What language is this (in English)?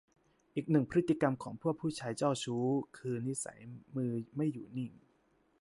Thai